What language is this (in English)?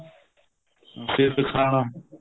Punjabi